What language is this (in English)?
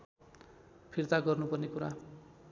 Nepali